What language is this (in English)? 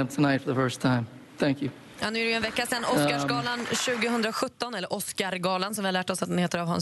Swedish